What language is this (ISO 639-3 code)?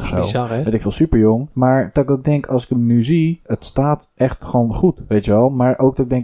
nld